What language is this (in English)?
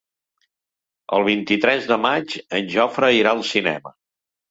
Catalan